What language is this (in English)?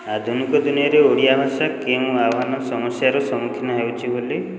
Odia